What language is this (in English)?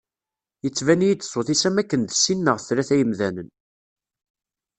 Kabyle